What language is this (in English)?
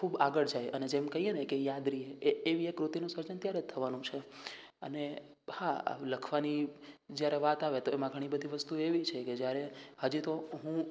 Gujarati